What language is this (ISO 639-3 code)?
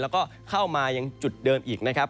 tha